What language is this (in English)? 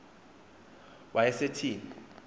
Xhosa